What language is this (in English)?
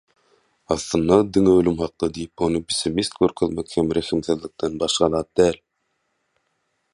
Turkmen